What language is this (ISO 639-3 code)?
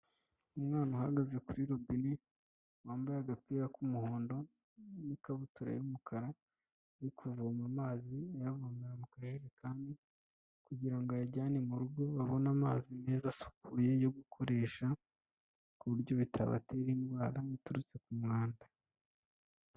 kin